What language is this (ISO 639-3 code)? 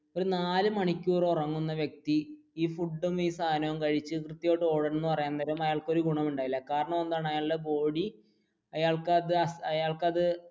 mal